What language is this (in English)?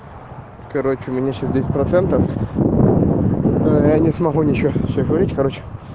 Russian